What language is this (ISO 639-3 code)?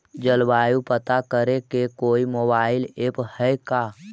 mag